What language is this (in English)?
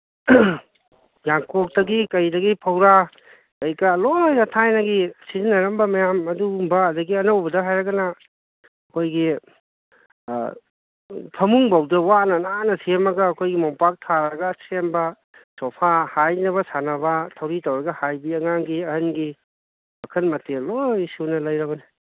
Manipuri